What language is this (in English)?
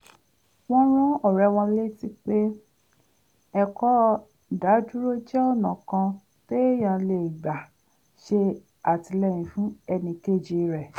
Yoruba